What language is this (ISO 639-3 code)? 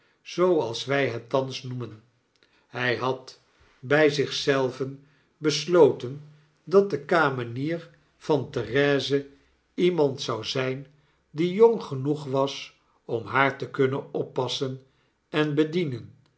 nld